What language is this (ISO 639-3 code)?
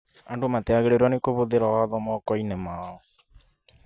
kik